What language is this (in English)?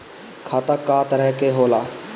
Bhojpuri